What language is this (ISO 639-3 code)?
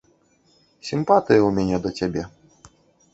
bel